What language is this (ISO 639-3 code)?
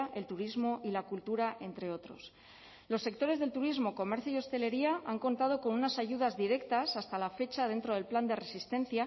spa